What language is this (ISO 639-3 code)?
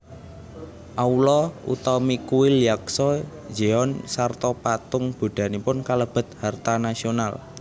jav